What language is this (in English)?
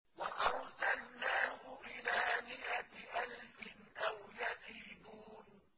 Arabic